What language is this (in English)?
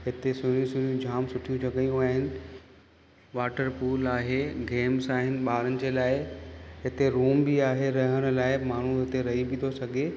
Sindhi